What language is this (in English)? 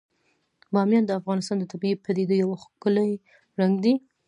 Pashto